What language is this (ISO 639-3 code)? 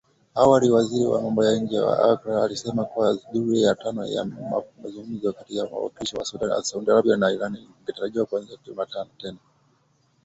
swa